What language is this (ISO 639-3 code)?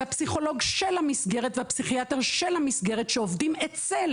heb